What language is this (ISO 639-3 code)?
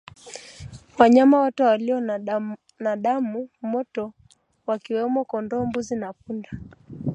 swa